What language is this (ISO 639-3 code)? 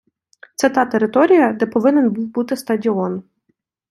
ukr